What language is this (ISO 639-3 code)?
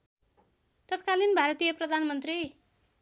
nep